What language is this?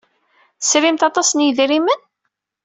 Kabyle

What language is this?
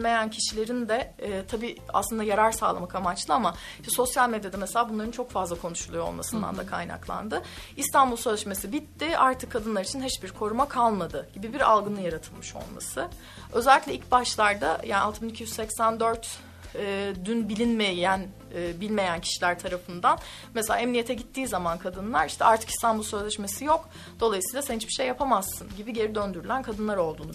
Turkish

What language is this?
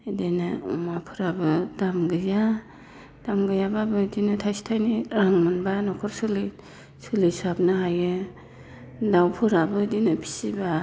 Bodo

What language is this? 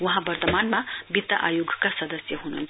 Nepali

